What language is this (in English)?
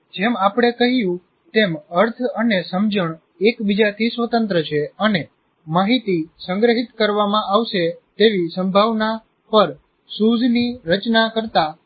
Gujarati